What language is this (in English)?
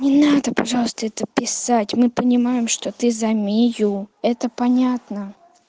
Russian